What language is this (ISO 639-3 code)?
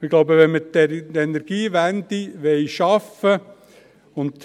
gsw